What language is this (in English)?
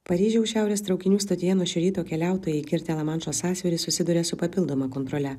Lithuanian